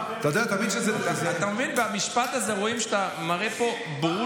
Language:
Hebrew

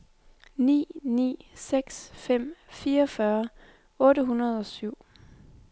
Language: Danish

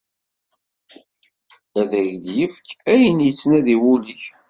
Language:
Kabyle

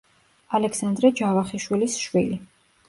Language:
Georgian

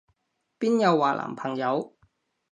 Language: Cantonese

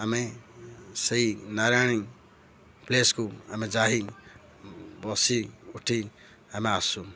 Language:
Odia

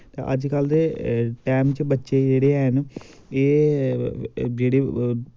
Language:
Dogri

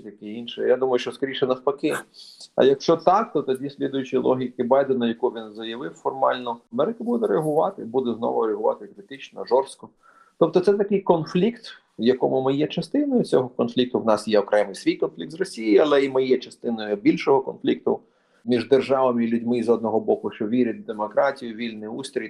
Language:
Ukrainian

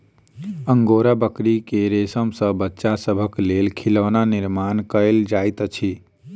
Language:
Maithili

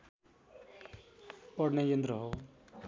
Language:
Nepali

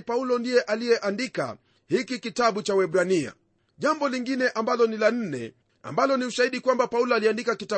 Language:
Swahili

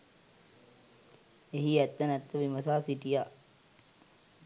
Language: Sinhala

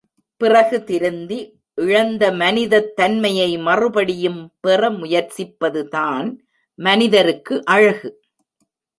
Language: Tamil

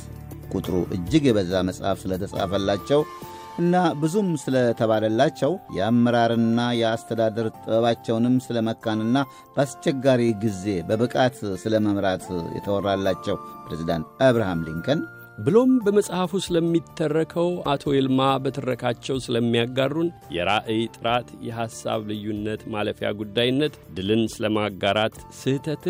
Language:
Amharic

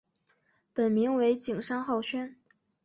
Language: Chinese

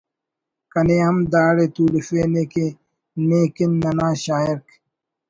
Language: Brahui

